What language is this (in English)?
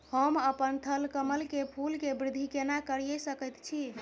Maithili